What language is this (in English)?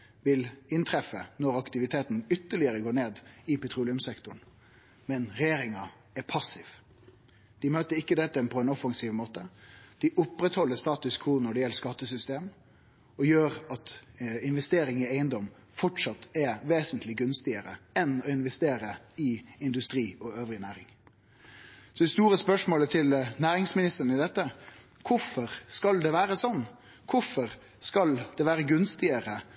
Norwegian Nynorsk